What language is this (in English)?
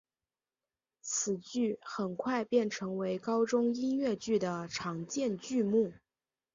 Chinese